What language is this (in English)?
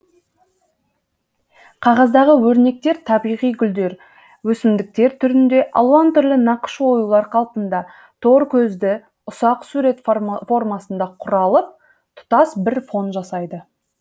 Kazakh